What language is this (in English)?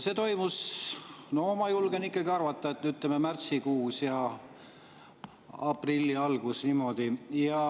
Estonian